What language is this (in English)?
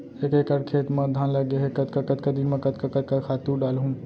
Chhattisgarhi